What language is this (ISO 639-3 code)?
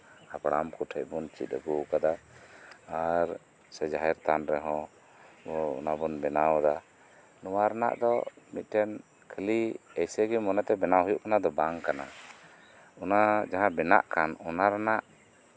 sat